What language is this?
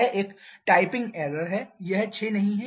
Hindi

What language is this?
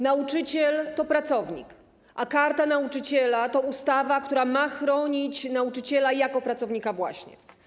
Polish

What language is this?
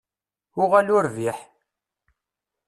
Kabyle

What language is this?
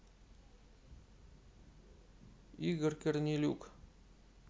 Russian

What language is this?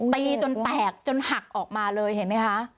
Thai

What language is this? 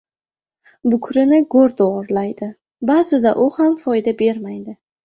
Uzbek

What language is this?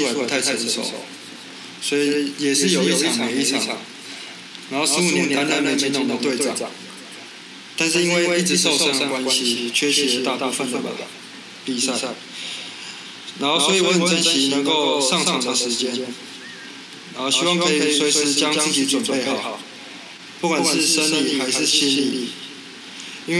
Chinese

